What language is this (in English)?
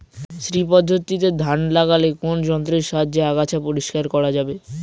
Bangla